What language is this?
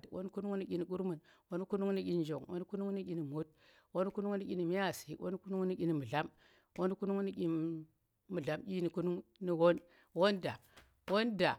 Tera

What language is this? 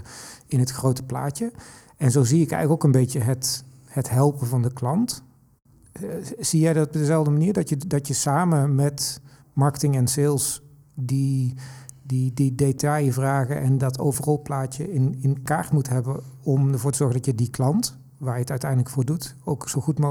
Dutch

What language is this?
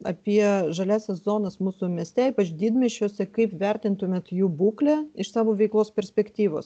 Lithuanian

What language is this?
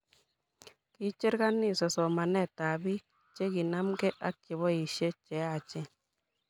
Kalenjin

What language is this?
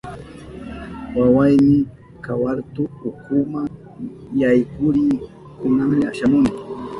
Southern Pastaza Quechua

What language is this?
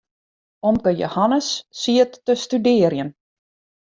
Western Frisian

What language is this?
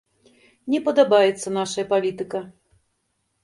Belarusian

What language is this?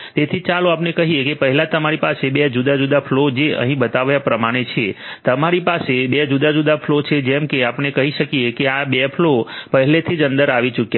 Gujarati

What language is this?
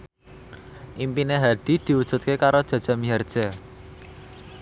Javanese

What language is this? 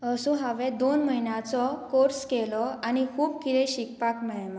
Konkani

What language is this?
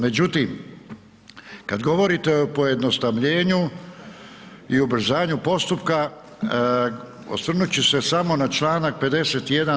Croatian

